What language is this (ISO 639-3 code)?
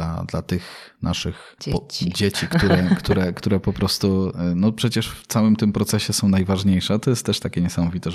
pol